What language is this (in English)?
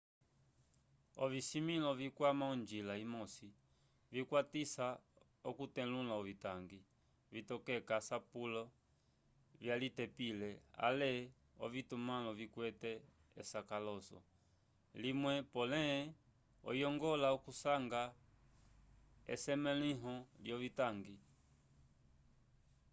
Umbundu